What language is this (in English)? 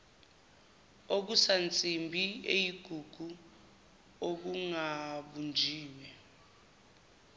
Zulu